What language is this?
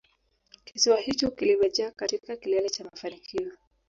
Swahili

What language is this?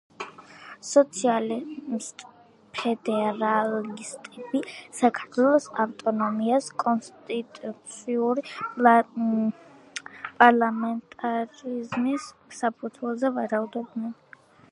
Georgian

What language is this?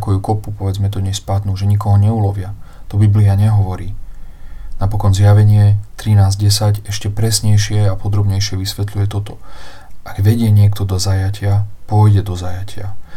Slovak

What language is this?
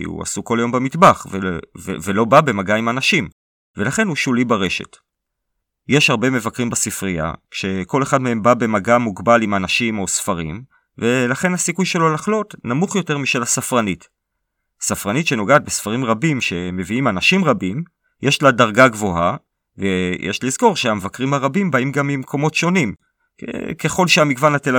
Hebrew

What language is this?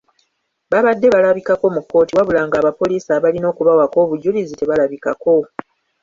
Ganda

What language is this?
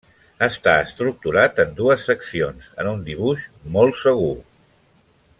Catalan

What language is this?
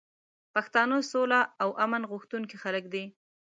Pashto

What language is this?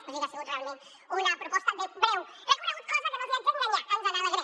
Catalan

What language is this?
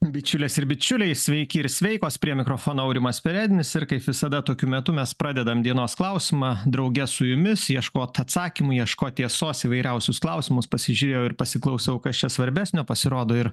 Lithuanian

